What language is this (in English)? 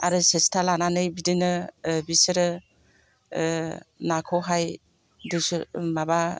Bodo